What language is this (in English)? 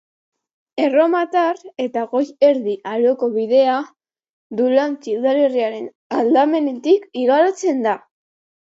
Basque